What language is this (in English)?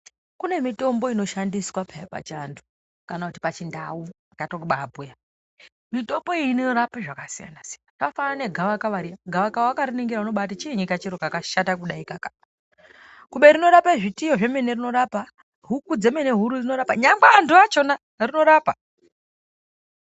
Ndau